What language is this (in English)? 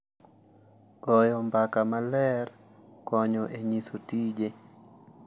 Luo (Kenya and Tanzania)